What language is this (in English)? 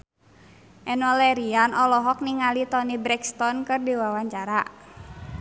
Sundanese